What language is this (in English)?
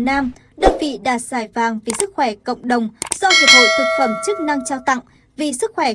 Vietnamese